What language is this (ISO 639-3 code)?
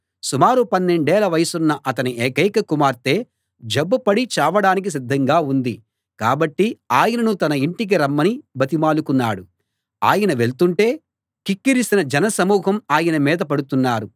tel